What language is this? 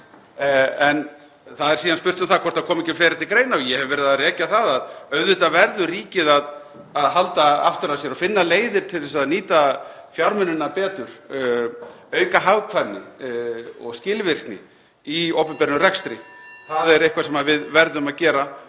Icelandic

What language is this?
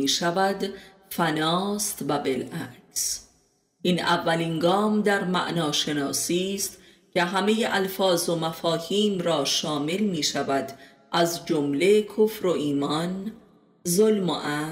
Persian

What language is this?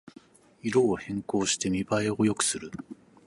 Japanese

